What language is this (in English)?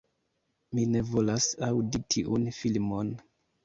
Esperanto